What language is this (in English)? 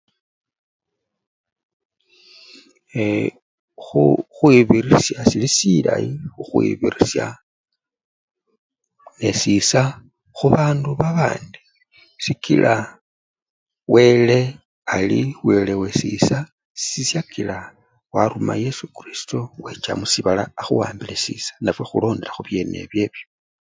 Luyia